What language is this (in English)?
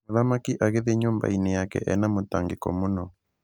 Kikuyu